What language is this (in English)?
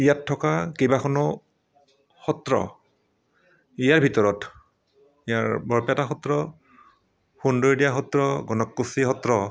Assamese